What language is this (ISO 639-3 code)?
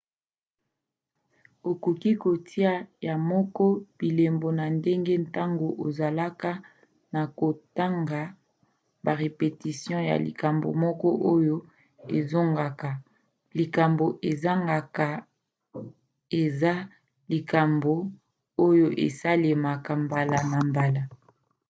lin